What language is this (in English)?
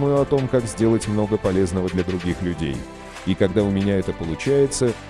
Russian